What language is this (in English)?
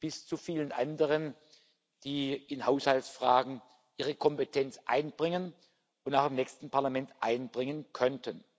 German